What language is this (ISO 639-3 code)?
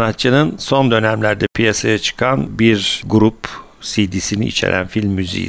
tur